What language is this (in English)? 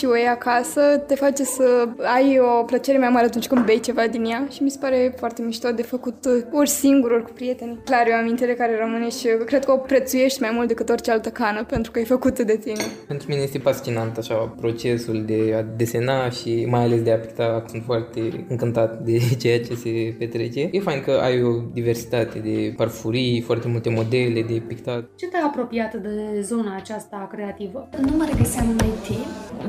Romanian